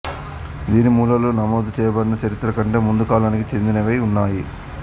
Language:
Telugu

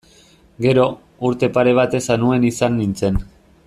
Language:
Basque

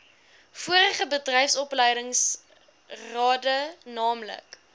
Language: Afrikaans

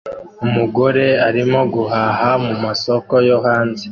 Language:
Kinyarwanda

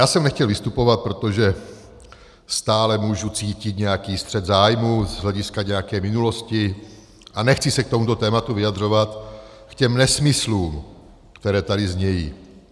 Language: Czech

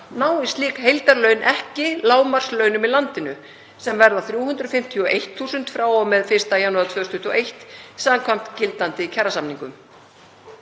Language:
Icelandic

